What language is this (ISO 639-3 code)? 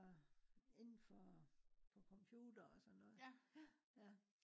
dan